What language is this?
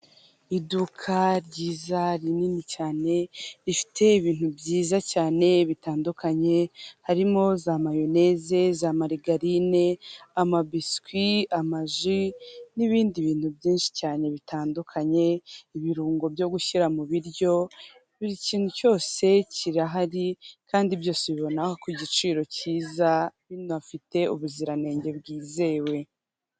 Kinyarwanda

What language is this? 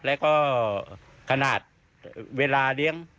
Thai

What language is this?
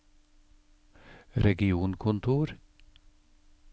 Norwegian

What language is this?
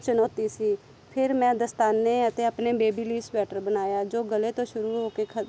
Punjabi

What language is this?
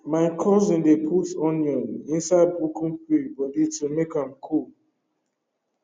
Nigerian Pidgin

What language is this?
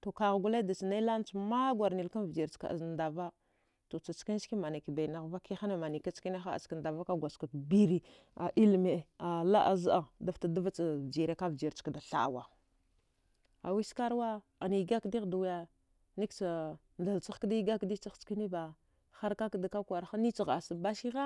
Dghwede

